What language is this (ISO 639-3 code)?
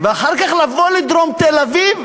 heb